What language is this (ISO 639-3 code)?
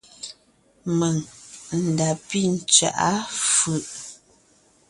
nnh